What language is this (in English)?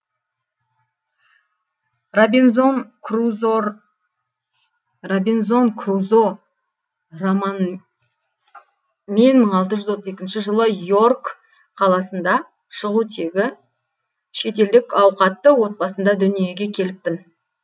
Kazakh